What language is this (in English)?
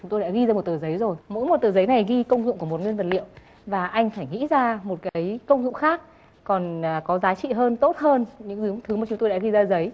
Vietnamese